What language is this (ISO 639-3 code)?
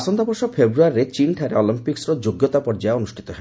ori